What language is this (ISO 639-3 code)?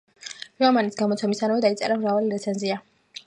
kat